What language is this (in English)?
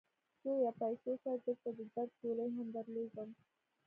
Pashto